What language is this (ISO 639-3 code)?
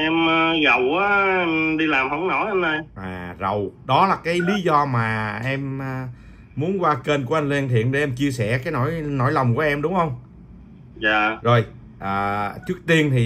vie